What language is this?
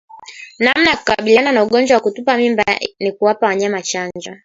Swahili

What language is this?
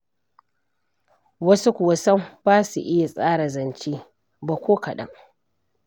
Hausa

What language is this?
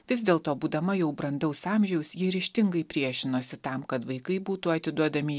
Lithuanian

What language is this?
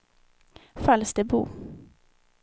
Swedish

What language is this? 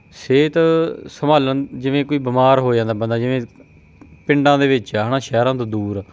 Punjabi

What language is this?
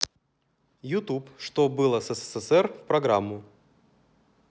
Russian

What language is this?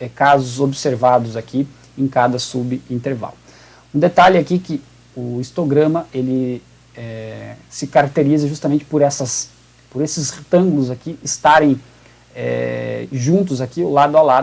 Portuguese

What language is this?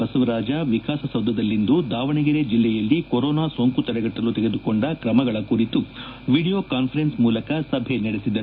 Kannada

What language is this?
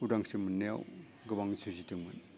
Bodo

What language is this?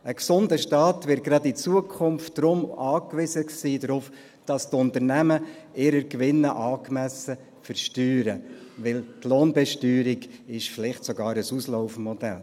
Swiss German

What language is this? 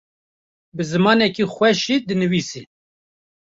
Kurdish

